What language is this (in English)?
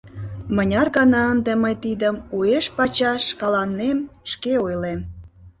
Mari